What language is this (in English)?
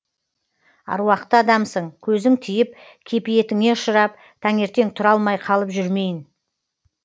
Kazakh